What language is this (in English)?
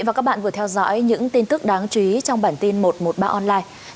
Vietnamese